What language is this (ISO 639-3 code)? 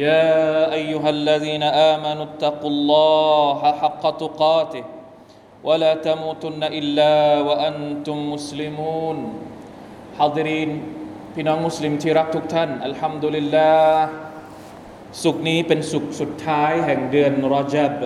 tha